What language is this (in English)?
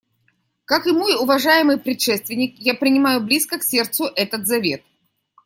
Russian